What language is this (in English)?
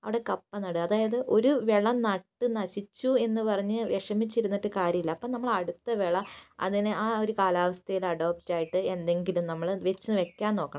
Malayalam